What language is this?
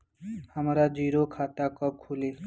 Bhojpuri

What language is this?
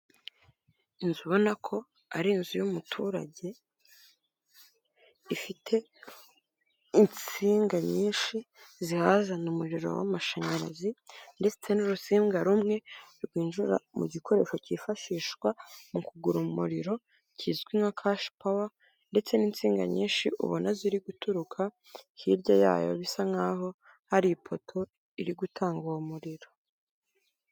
Kinyarwanda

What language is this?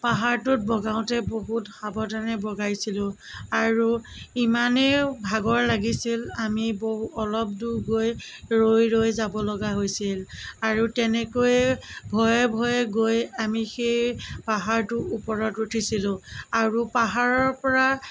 Assamese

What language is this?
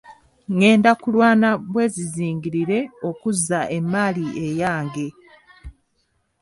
Ganda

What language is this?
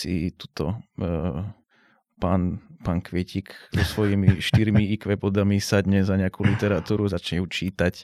Slovak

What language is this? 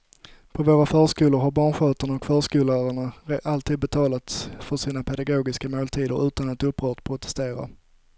Swedish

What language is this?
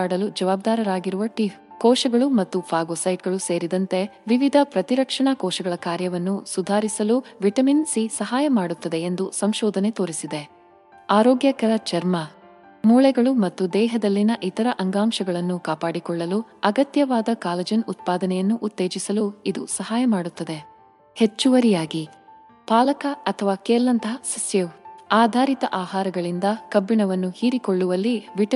Kannada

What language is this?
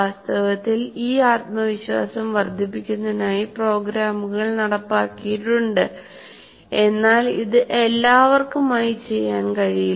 Malayalam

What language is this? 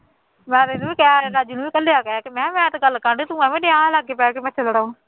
Punjabi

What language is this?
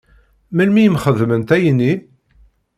Kabyle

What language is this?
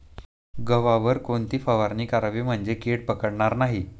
Marathi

